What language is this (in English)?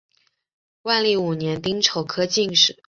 Chinese